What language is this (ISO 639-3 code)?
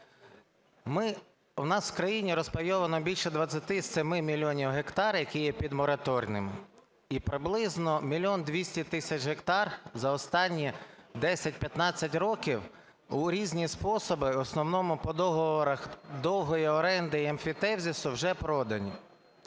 ukr